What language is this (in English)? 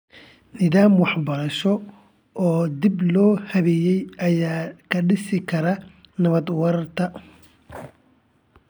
Somali